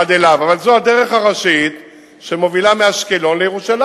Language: Hebrew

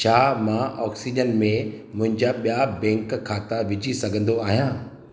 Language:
Sindhi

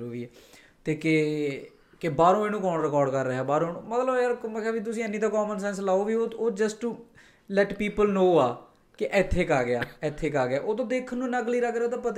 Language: Punjabi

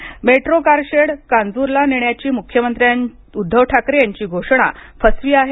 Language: Marathi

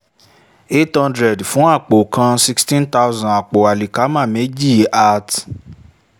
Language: Yoruba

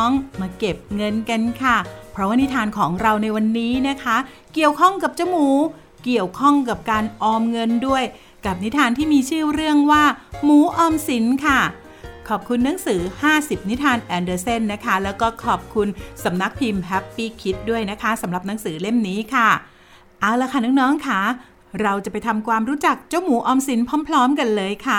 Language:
Thai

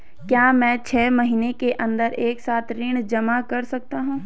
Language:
Hindi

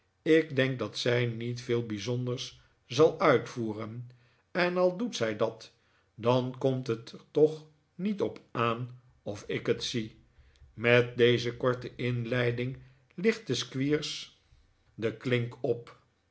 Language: Dutch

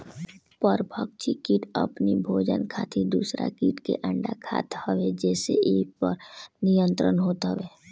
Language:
Bhojpuri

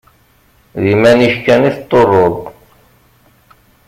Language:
Kabyle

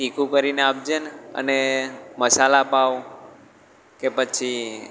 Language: Gujarati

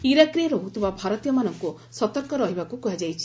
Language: Odia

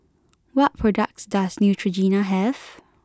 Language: English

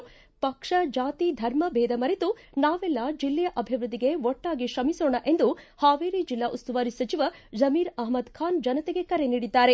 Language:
Kannada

